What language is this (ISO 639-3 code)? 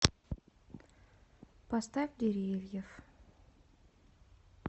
rus